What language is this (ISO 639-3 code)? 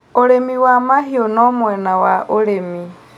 kik